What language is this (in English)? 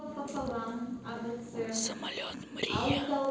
Russian